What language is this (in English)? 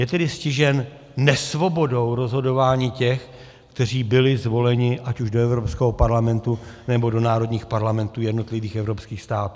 Czech